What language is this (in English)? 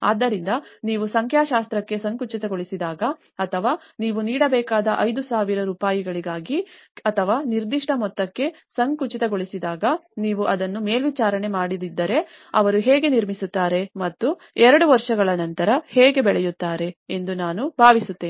Kannada